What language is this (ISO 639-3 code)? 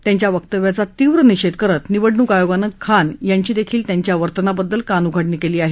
mar